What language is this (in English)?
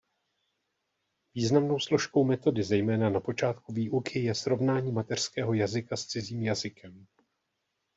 Czech